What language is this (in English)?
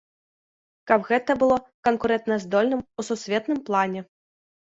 Belarusian